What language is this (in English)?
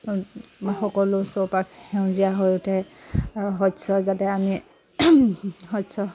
Assamese